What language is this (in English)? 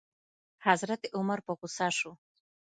Pashto